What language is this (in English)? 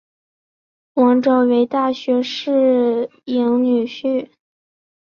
Chinese